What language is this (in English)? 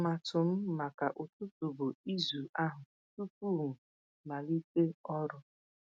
Igbo